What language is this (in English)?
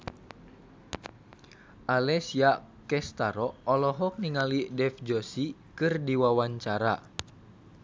Sundanese